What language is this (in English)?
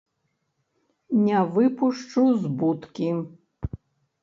Belarusian